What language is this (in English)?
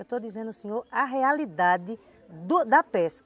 Portuguese